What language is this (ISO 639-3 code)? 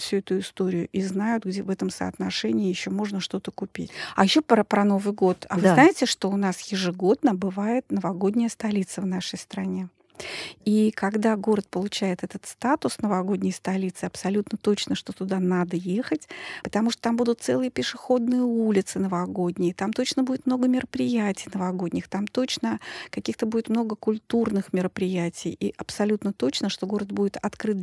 rus